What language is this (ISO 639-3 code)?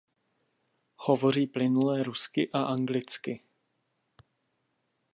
ces